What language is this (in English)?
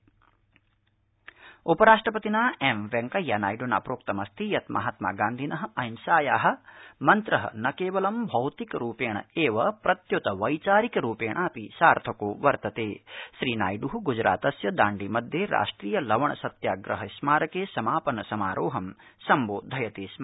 Sanskrit